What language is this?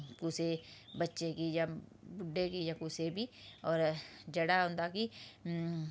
Dogri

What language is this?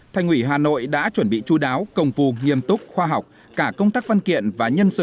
Vietnamese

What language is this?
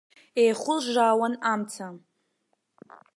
Abkhazian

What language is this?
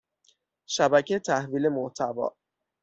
Persian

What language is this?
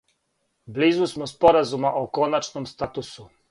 Serbian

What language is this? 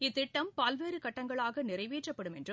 Tamil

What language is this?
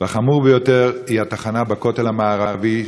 Hebrew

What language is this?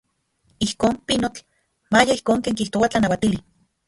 Central Puebla Nahuatl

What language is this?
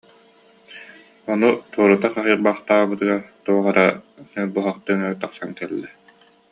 Yakut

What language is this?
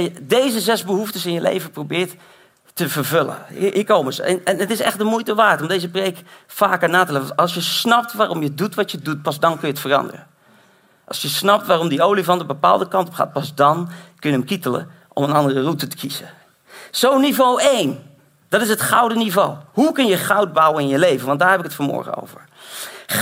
Dutch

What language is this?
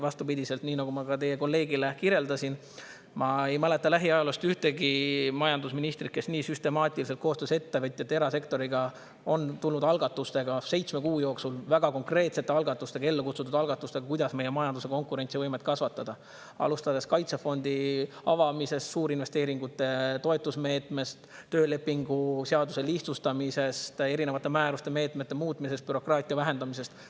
Estonian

